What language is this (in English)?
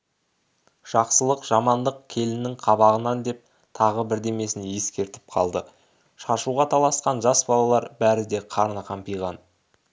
Kazakh